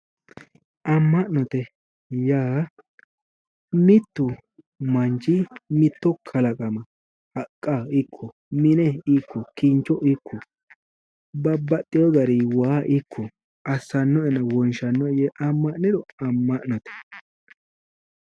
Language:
Sidamo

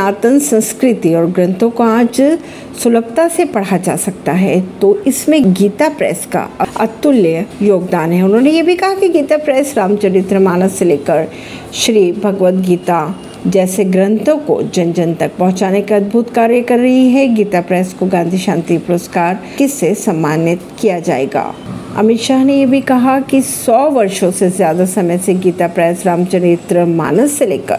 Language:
Hindi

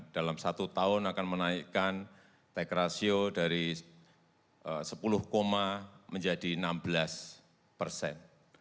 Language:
Indonesian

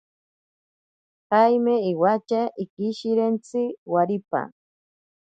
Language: Ashéninka Perené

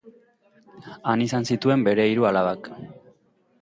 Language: Basque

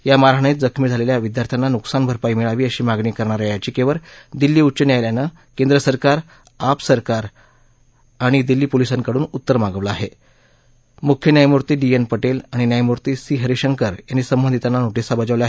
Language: Marathi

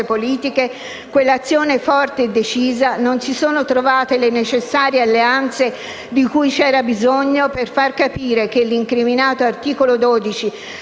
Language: Italian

